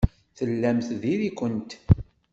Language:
Kabyle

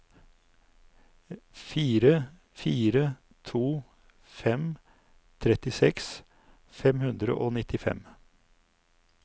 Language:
Norwegian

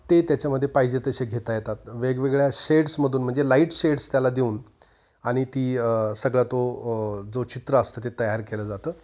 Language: Marathi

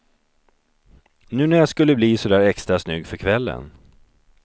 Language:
Swedish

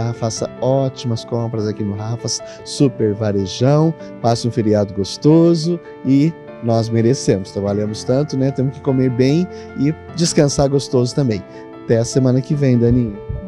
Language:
Portuguese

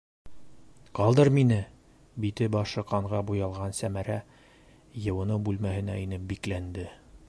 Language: Bashkir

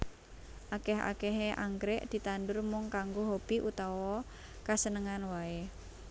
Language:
Javanese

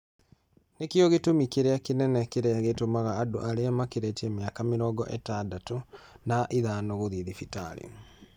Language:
Kikuyu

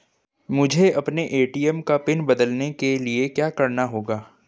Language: Hindi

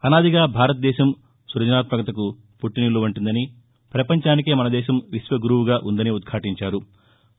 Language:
Telugu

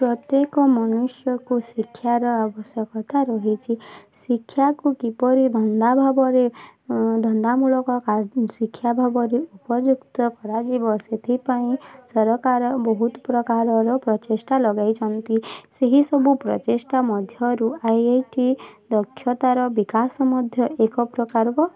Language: Odia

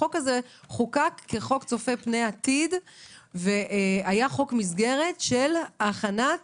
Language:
Hebrew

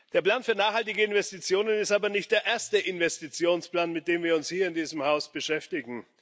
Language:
German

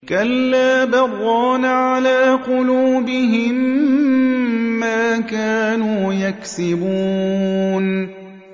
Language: Arabic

